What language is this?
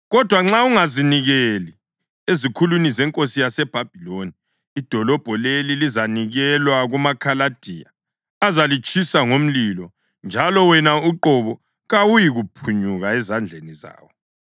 North Ndebele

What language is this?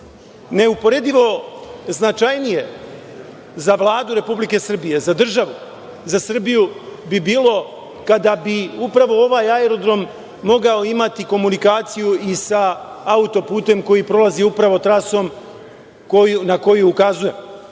Serbian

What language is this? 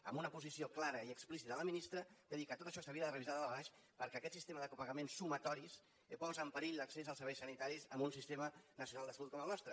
Catalan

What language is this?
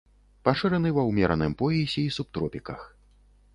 Belarusian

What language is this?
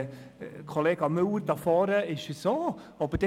Swiss German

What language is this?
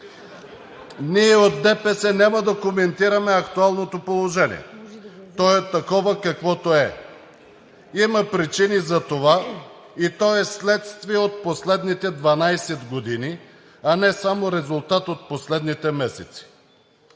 Bulgarian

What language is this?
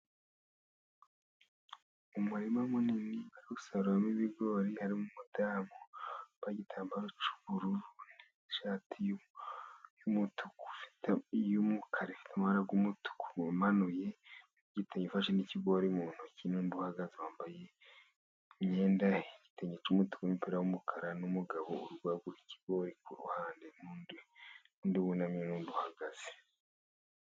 Kinyarwanda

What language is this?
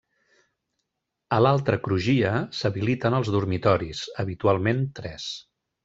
Catalan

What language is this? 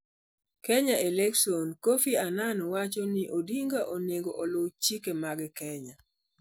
Luo (Kenya and Tanzania)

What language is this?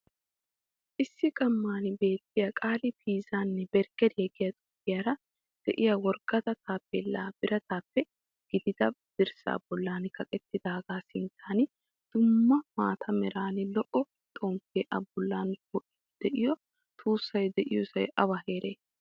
Wolaytta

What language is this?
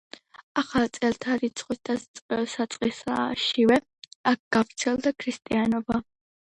Georgian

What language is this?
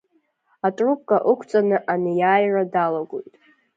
Abkhazian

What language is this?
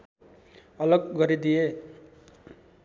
Nepali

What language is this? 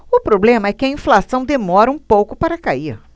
Portuguese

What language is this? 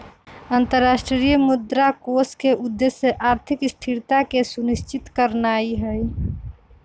Magahi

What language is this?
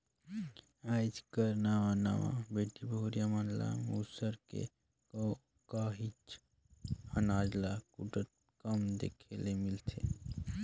Chhattisgarhi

